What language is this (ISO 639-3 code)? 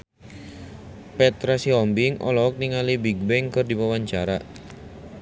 sun